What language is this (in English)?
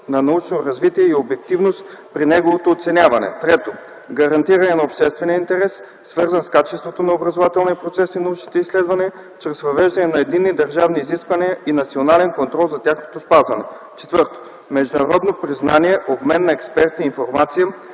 Bulgarian